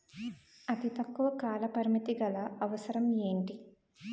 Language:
Telugu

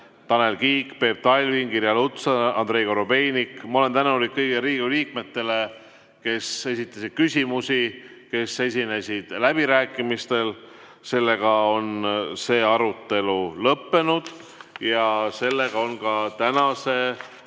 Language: Estonian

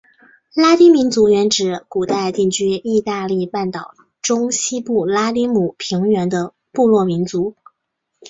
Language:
Chinese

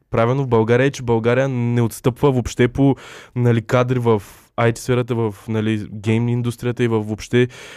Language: Bulgarian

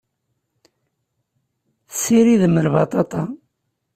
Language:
Kabyle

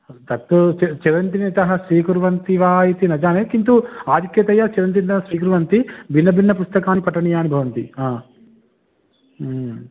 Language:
Sanskrit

